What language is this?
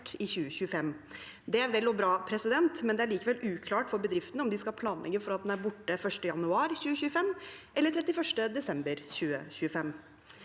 Norwegian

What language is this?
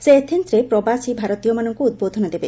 Odia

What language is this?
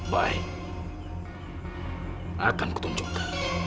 Indonesian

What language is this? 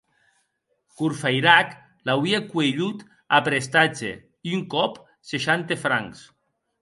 Occitan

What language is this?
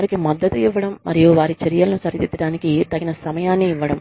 Telugu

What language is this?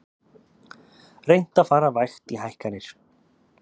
Icelandic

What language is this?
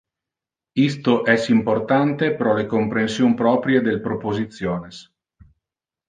Interlingua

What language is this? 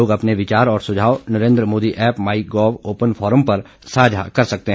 Hindi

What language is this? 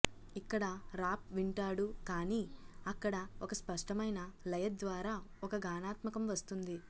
Telugu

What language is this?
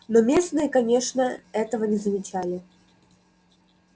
Russian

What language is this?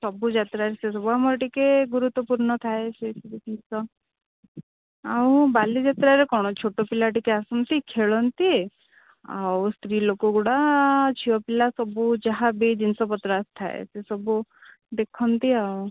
Odia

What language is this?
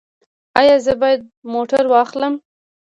Pashto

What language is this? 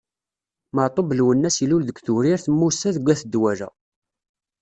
Kabyle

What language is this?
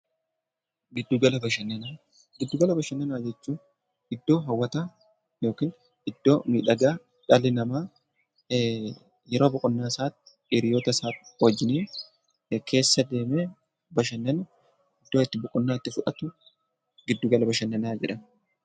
Oromo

